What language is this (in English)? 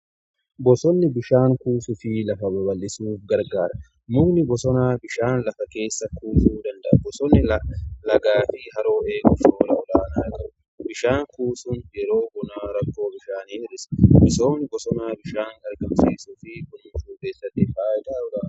Oromo